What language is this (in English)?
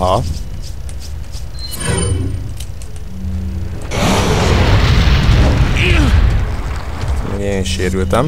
Hungarian